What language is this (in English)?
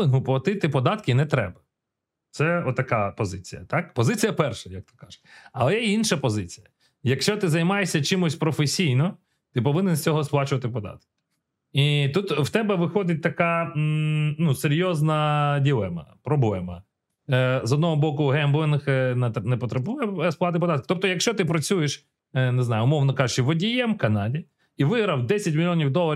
Ukrainian